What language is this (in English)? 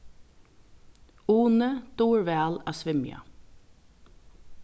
Faroese